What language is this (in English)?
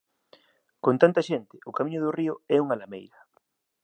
Galician